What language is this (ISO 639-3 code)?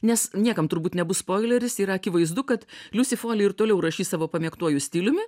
lit